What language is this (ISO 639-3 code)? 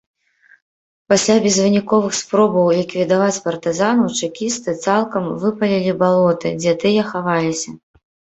bel